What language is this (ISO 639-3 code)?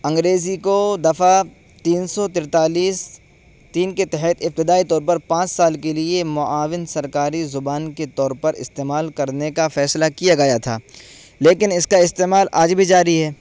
urd